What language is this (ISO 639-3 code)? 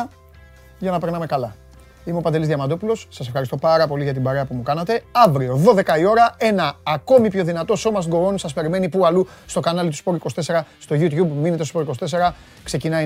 ell